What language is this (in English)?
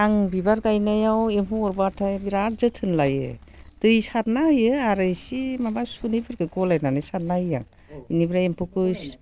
Bodo